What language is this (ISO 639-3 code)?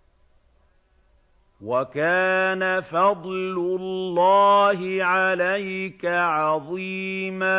ara